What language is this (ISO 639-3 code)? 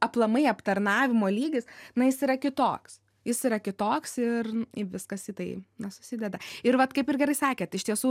lit